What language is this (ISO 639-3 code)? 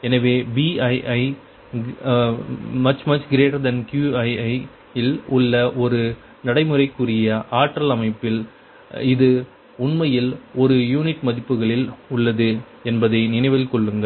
tam